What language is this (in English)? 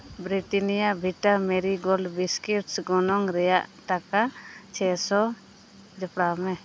Santali